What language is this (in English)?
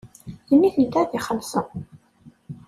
Kabyle